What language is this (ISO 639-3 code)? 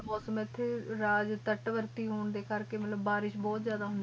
pan